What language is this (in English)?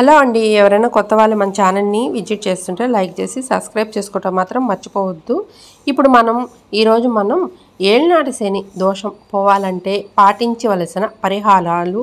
Telugu